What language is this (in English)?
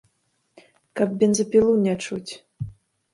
Belarusian